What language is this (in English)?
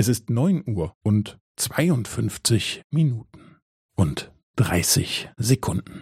German